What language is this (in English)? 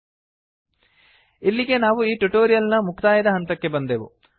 Kannada